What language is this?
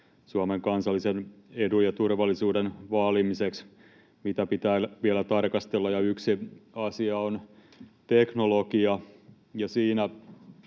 Finnish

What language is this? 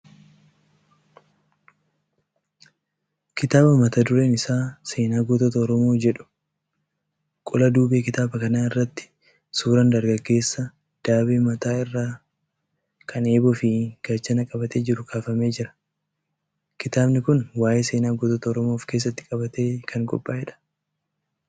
Oromo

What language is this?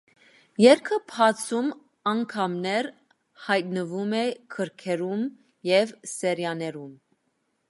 Armenian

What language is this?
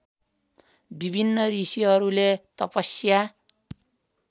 Nepali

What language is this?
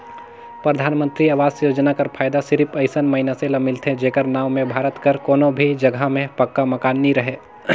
Chhattisgarhi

